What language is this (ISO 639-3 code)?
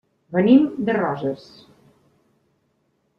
cat